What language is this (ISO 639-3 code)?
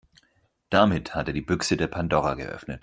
deu